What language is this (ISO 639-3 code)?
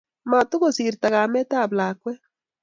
kln